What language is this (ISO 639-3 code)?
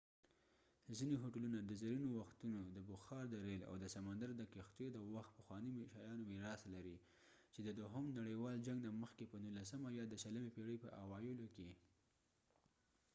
pus